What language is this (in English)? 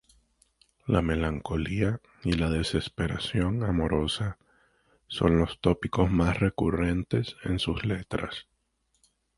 Spanish